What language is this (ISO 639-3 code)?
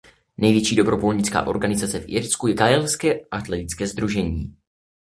ces